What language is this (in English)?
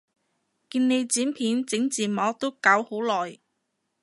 Cantonese